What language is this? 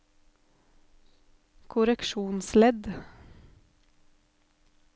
Norwegian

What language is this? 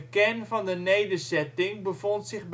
Dutch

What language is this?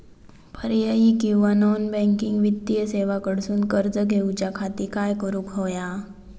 Marathi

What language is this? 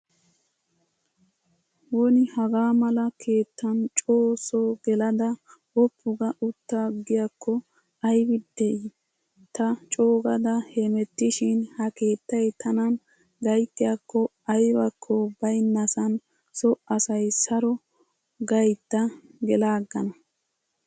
Wolaytta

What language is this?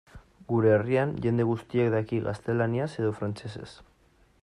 Basque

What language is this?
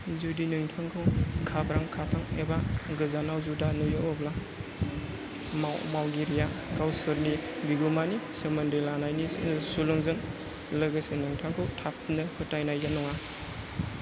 Bodo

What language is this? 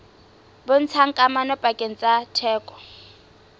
Southern Sotho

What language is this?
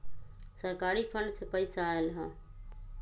Magahi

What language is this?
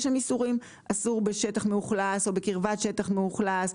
Hebrew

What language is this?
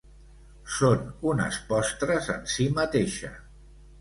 Catalan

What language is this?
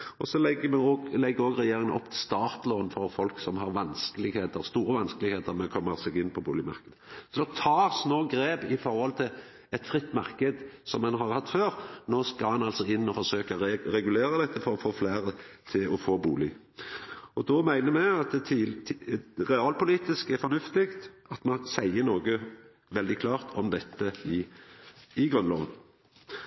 Norwegian Nynorsk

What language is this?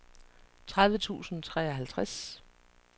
Danish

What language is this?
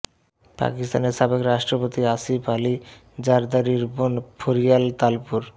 Bangla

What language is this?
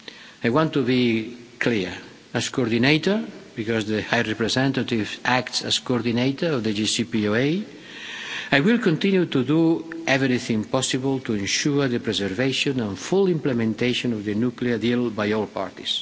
English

